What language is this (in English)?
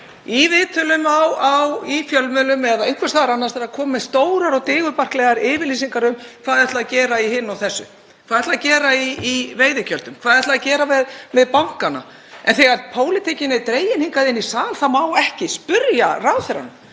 Icelandic